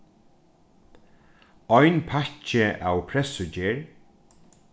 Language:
Faroese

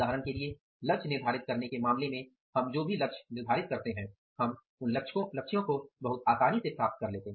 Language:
Hindi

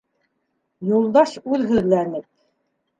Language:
Bashkir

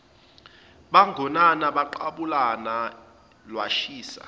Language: Zulu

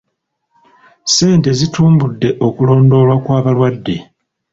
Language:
Ganda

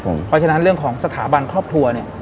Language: Thai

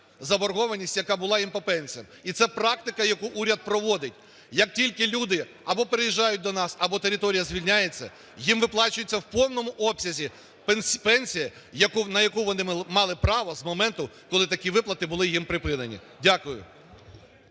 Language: Ukrainian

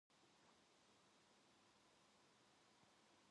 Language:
Korean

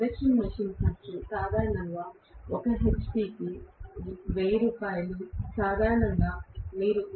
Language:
Telugu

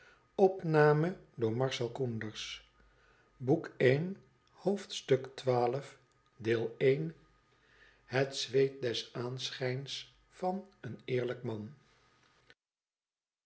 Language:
Dutch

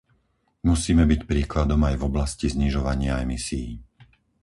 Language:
Slovak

